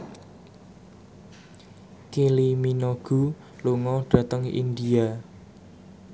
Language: Javanese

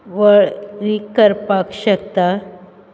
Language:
Konkani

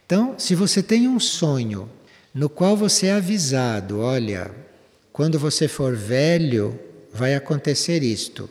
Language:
Portuguese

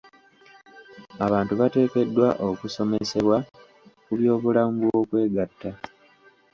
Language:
Ganda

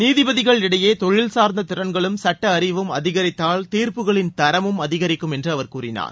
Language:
Tamil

